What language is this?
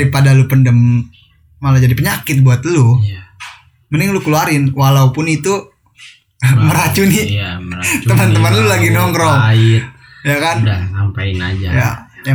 Indonesian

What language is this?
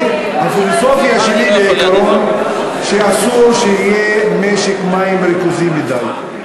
Hebrew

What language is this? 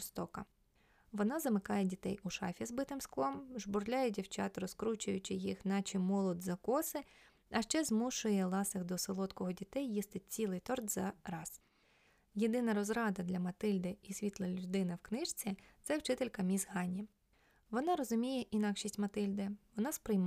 Ukrainian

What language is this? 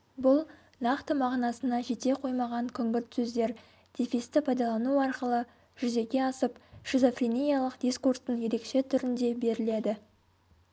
Kazakh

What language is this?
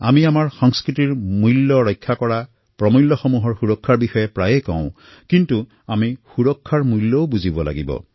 Assamese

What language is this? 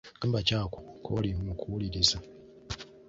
Ganda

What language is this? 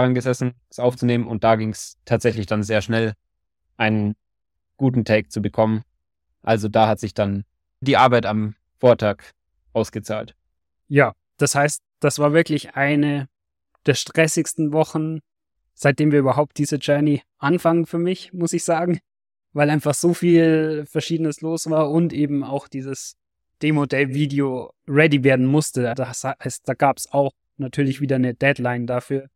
German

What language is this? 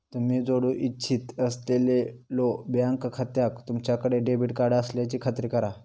Marathi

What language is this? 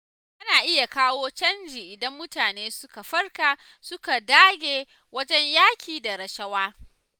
Hausa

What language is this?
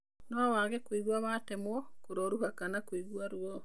Kikuyu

